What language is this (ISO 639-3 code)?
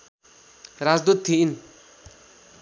nep